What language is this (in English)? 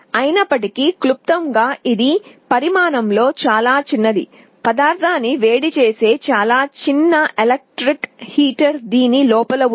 Telugu